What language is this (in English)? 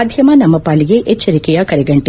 Kannada